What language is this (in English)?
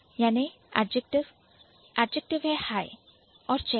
Hindi